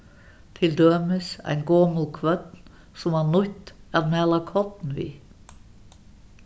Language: Faroese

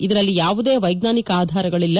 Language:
Kannada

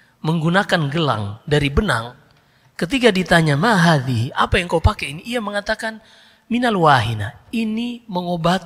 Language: Indonesian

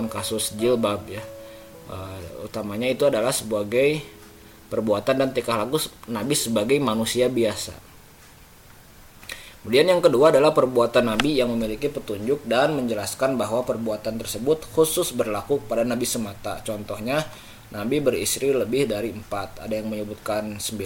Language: Indonesian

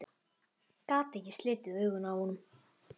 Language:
Icelandic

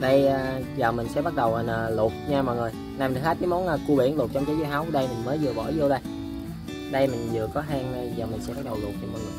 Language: Vietnamese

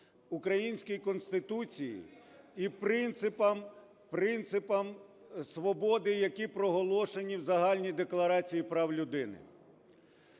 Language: Ukrainian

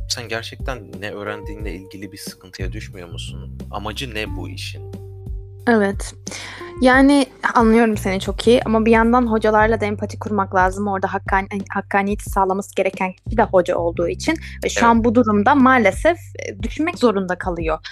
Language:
Turkish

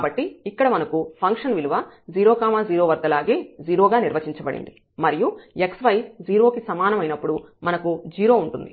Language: Telugu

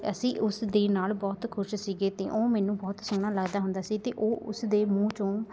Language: Punjabi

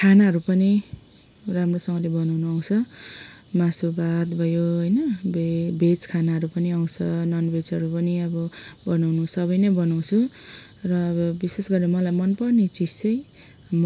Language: Nepali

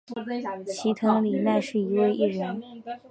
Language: Chinese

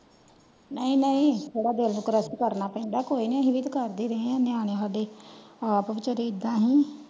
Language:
Punjabi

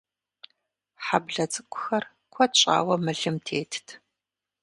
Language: Kabardian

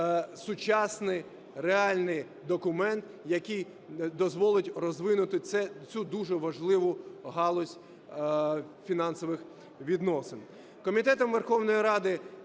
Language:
Ukrainian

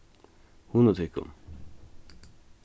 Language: Faroese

